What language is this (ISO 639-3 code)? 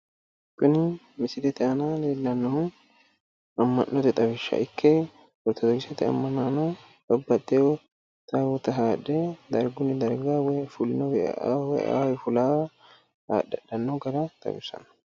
sid